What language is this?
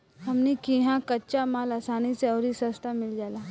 Bhojpuri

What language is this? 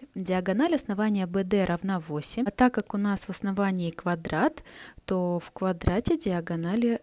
Russian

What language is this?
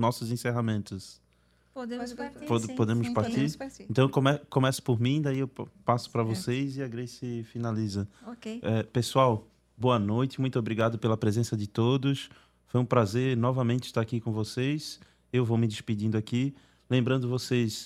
Portuguese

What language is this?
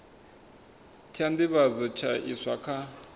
Venda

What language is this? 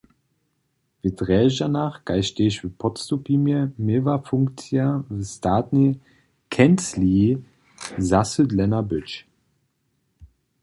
Upper Sorbian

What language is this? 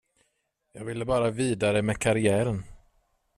Swedish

